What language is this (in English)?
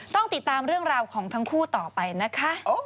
Thai